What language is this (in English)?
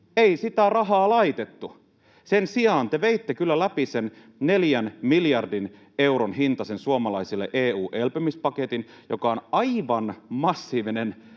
Finnish